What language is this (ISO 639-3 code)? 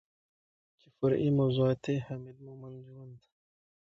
pus